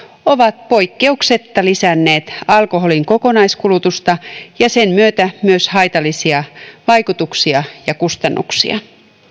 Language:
Finnish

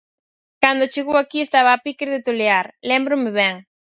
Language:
Galician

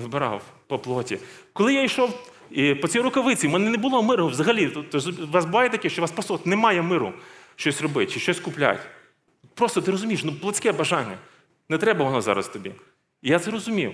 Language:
Ukrainian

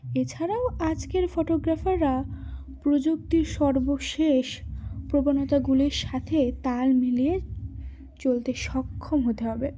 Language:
Bangla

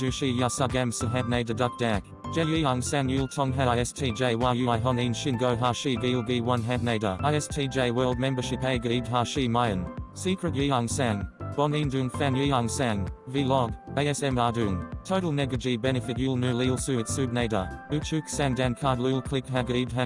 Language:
Korean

